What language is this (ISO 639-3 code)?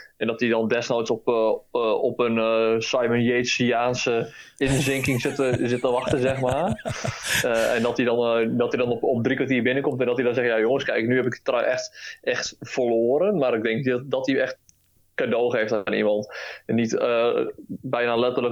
nld